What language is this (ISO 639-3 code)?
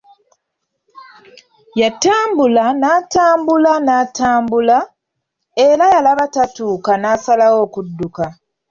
lug